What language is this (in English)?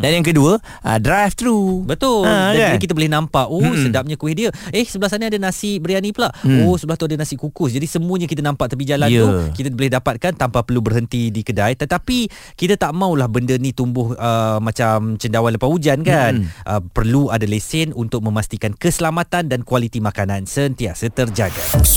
Malay